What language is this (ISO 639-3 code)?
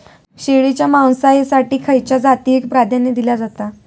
mar